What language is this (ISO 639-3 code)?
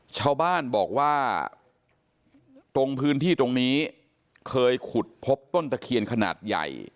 tha